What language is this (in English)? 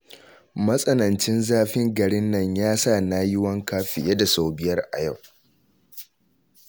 Hausa